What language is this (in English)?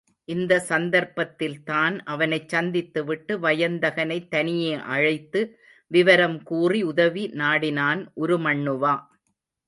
Tamil